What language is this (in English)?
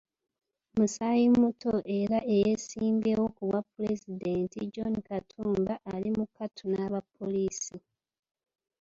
Ganda